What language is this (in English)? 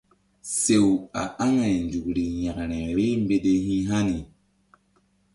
Mbum